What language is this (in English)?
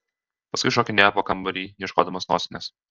Lithuanian